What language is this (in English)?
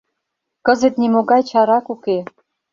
Mari